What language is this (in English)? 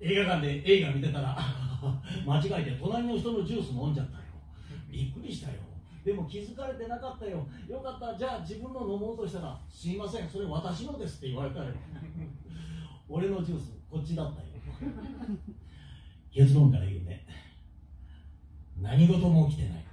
Japanese